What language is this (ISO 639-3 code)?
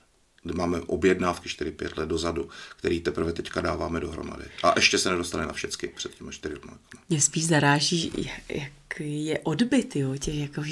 ces